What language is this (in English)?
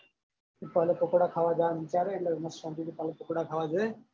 Gujarati